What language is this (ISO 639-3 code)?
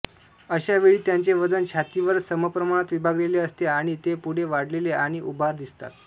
mar